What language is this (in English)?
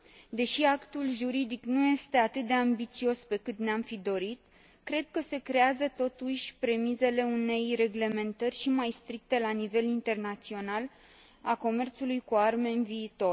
Romanian